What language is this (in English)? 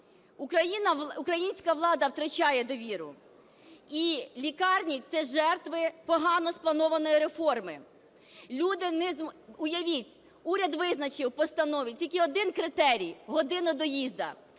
Ukrainian